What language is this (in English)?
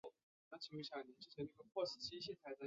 Chinese